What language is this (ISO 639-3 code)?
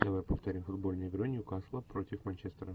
rus